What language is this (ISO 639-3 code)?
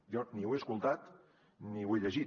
cat